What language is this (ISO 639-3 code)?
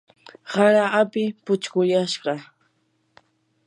qur